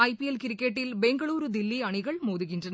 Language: Tamil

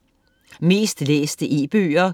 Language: Danish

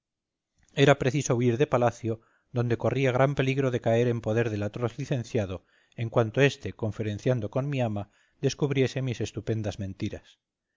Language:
Spanish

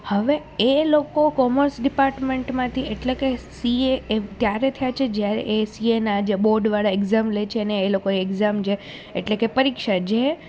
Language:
Gujarati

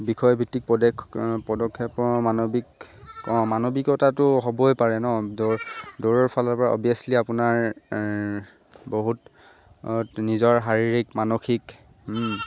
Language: Assamese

